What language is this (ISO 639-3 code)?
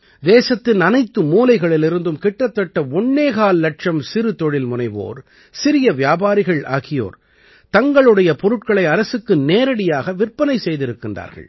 tam